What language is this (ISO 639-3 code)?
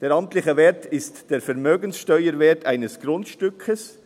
gsw